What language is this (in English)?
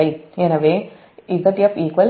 Tamil